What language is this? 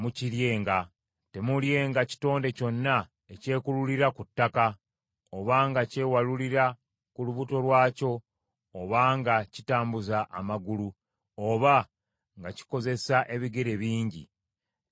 Ganda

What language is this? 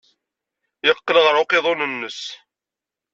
Kabyle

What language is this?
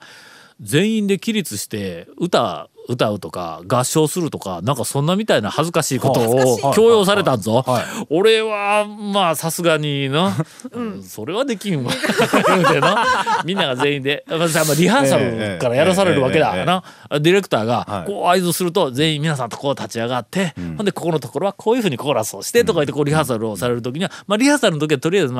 Japanese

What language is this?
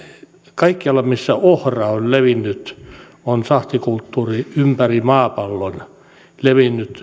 Finnish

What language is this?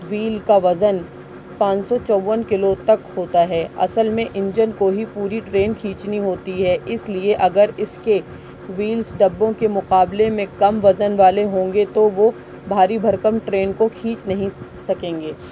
Urdu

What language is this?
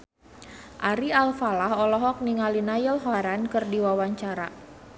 Sundanese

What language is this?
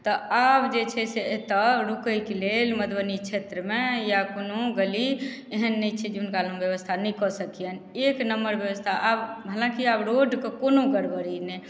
Maithili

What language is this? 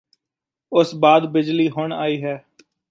Punjabi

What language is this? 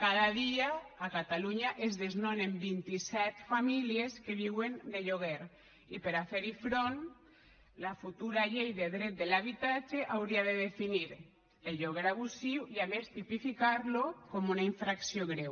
Catalan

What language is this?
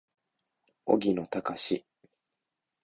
Japanese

